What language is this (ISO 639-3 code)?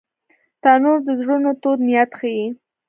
pus